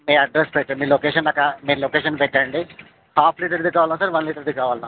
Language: Telugu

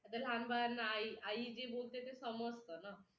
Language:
Marathi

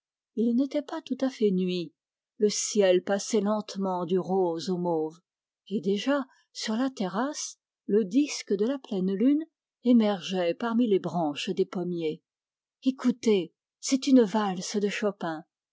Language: French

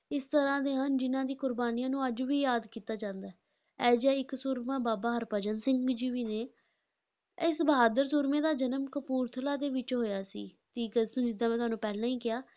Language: Punjabi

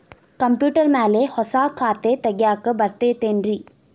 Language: Kannada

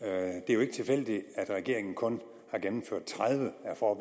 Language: Danish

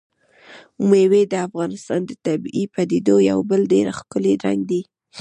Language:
Pashto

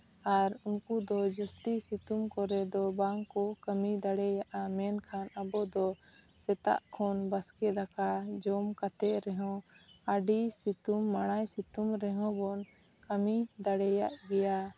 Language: Santali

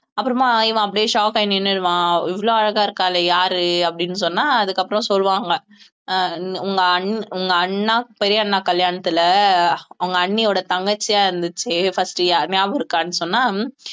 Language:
Tamil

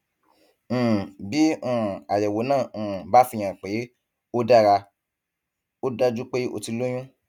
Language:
Yoruba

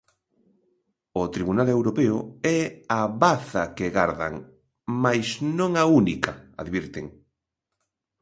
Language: Galician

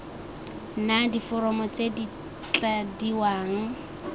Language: Tswana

